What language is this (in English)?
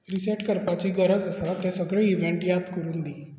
Konkani